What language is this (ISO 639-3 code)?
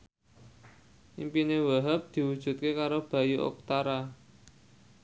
jav